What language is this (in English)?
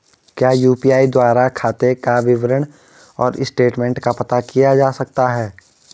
Hindi